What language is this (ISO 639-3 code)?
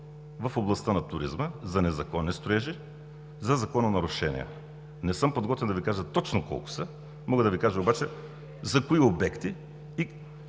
bul